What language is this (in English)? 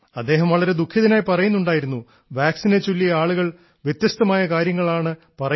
Malayalam